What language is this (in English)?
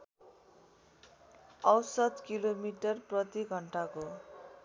Nepali